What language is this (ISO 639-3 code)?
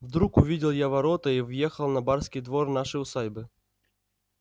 rus